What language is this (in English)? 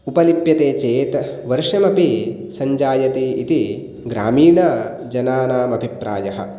Sanskrit